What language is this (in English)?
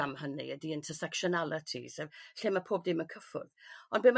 Welsh